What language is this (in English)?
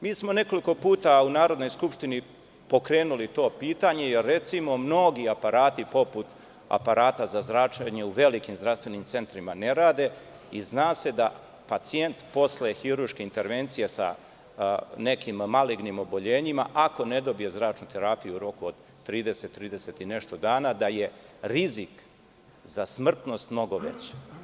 Serbian